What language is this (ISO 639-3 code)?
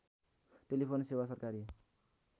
nep